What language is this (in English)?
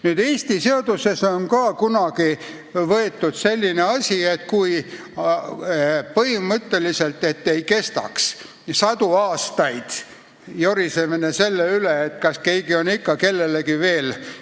Estonian